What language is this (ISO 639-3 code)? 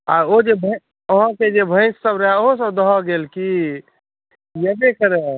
mai